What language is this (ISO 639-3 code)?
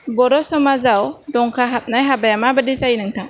brx